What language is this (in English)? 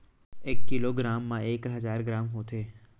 Chhattisgarhi